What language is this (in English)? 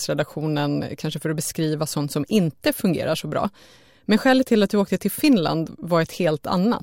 Swedish